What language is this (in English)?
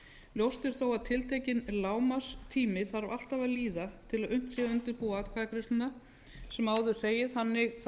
Icelandic